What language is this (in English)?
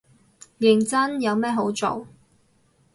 Cantonese